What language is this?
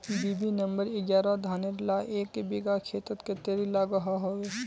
Magahi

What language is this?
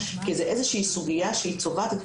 Hebrew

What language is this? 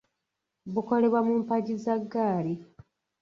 Ganda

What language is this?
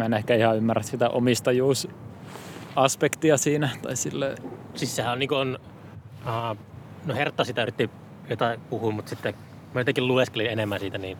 Finnish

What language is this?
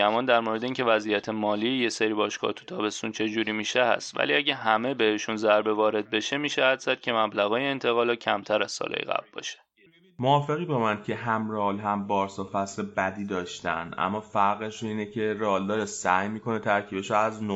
Persian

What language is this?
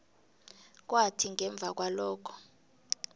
South Ndebele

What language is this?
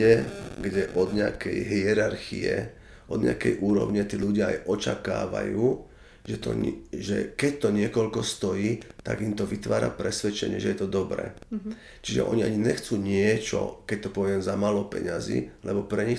Slovak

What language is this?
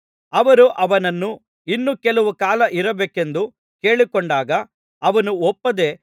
Kannada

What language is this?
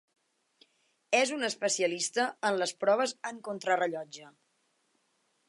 Catalan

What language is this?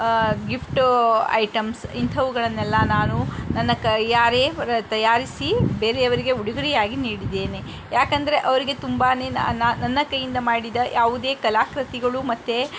Kannada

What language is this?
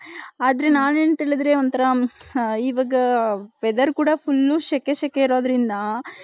Kannada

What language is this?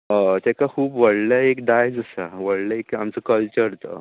Konkani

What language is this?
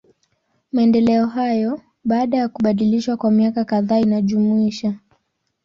Swahili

